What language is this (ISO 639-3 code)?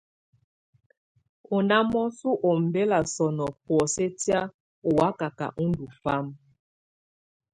tvu